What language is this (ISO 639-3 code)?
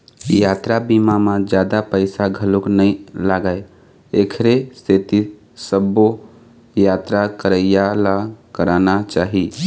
hne